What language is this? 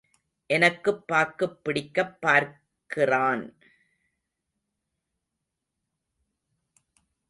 Tamil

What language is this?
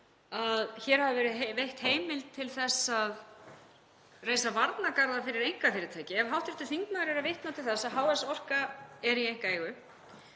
Icelandic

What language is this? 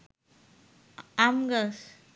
Bangla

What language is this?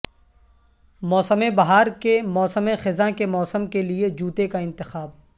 Urdu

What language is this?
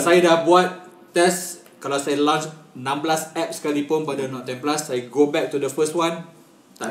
Malay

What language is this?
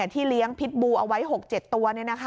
Thai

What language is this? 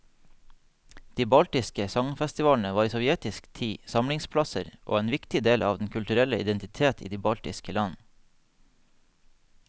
Norwegian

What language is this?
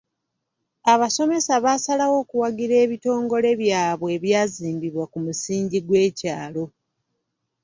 Ganda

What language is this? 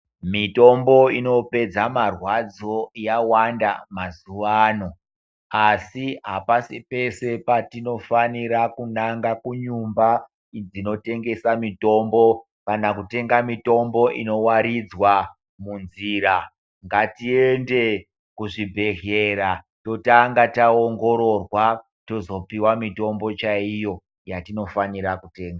Ndau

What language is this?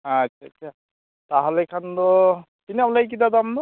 Santali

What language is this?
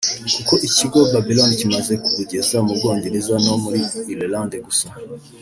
Kinyarwanda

